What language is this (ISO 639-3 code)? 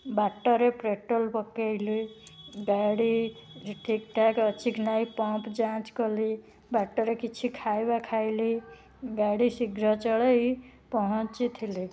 ori